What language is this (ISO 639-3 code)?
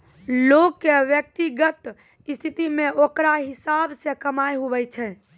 mai